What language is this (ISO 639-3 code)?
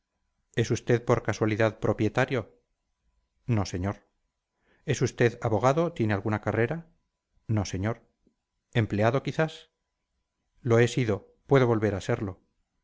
spa